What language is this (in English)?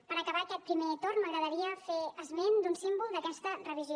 Catalan